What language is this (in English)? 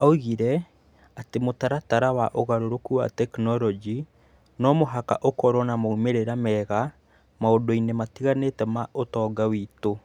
Kikuyu